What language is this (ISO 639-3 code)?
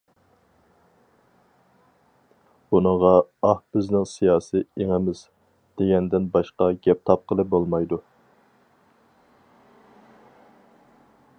uig